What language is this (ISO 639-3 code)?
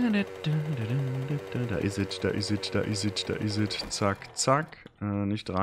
deu